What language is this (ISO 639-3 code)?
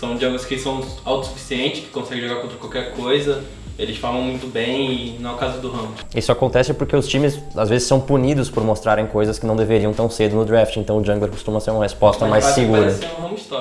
por